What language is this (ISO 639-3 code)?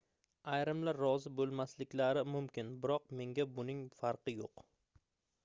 uzb